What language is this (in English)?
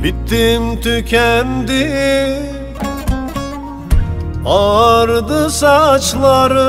Turkish